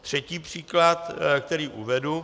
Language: Czech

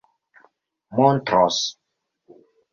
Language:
Esperanto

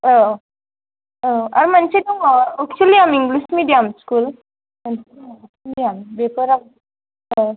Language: Bodo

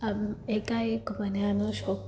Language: Gujarati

